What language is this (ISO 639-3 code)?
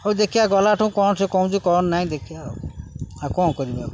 ori